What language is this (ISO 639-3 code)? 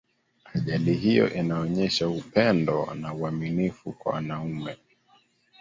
swa